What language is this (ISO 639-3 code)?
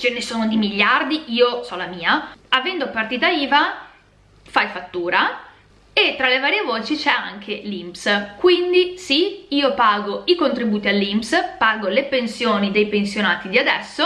ita